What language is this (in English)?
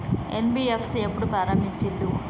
Telugu